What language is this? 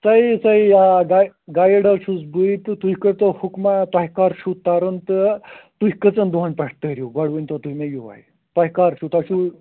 Kashmiri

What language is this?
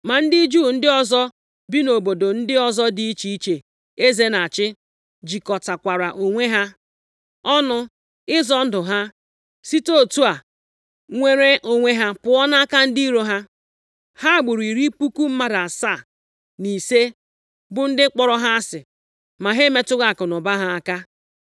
Igbo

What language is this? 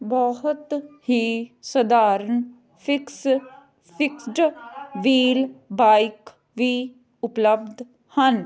Punjabi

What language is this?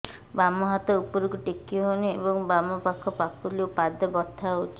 Odia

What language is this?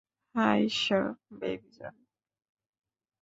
Bangla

